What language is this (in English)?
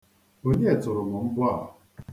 Igbo